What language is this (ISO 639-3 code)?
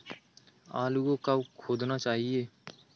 hin